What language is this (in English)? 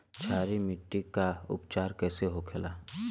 Bhojpuri